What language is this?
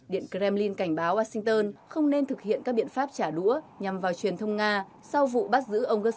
Vietnamese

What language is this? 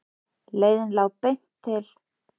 Icelandic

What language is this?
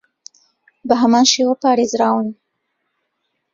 Central Kurdish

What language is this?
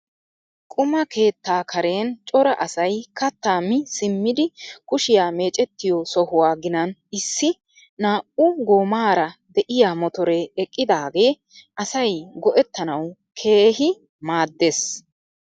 Wolaytta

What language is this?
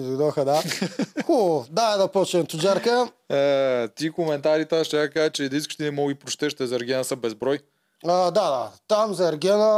Bulgarian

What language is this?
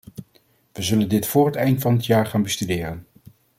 Dutch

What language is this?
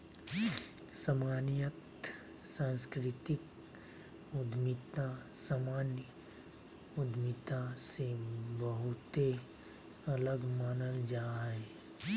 Magahi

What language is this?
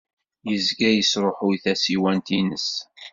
Kabyle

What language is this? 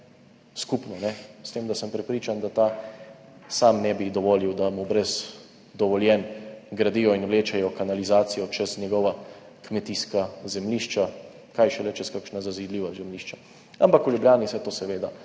Slovenian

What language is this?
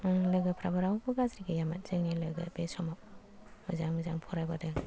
Bodo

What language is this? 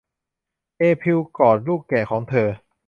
Thai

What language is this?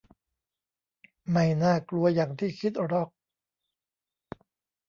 Thai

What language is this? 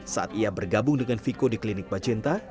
Indonesian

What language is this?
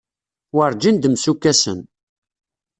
Kabyle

